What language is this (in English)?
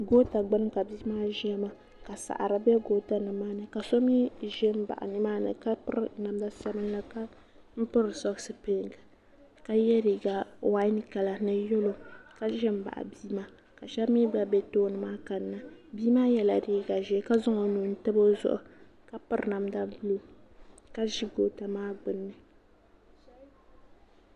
Dagbani